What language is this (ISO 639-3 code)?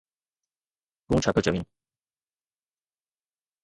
snd